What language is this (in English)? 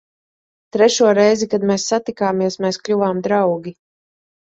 Latvian